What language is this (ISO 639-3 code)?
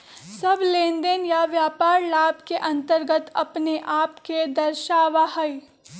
mag